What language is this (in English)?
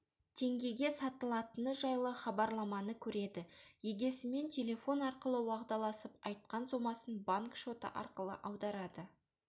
Kazakh